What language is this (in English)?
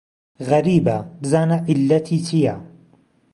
Central Kurdish